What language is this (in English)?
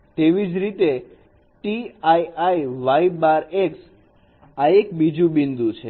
Gujarati